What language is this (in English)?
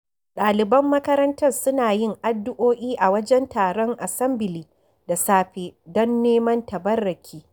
Hausa